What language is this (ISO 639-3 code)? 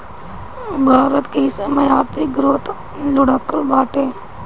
bho